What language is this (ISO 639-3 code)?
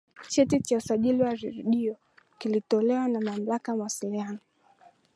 swa